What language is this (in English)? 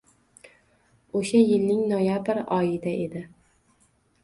Uzbek